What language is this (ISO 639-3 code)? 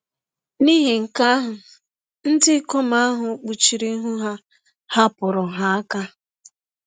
ibo